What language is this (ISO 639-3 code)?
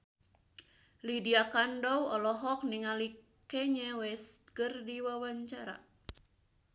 sun